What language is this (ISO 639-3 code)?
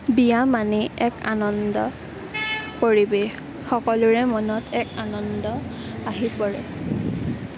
asm